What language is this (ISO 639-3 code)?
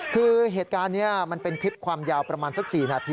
tha